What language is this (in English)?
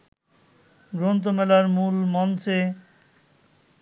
Bangla